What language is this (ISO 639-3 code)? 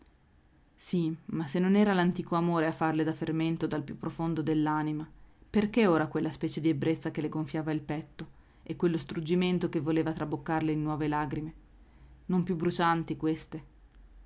ita